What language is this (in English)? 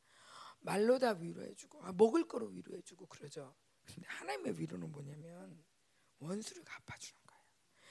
Korean